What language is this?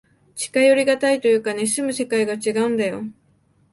Japanese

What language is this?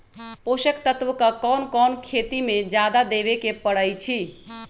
Magahi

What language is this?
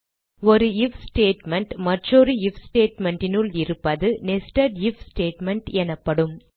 Tamil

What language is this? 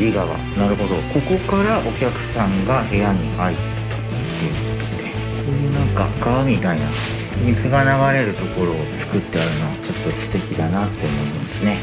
Japanese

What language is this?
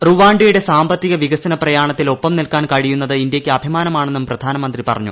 Malayalam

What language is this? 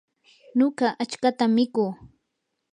Yanahuanca Pasco Quechua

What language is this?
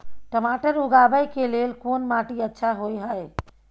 Maithili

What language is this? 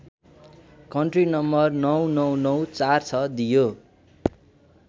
Nepali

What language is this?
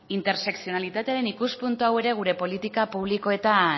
Basque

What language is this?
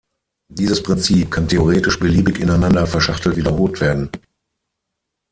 German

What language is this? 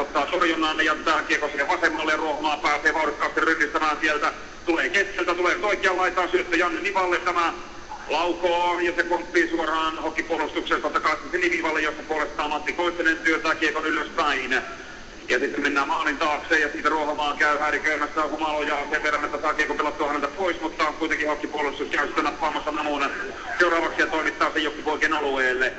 Finnish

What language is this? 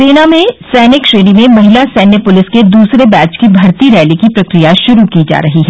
Hindi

